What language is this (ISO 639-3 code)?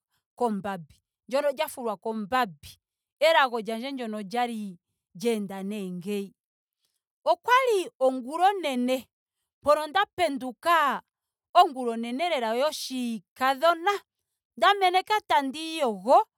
ndo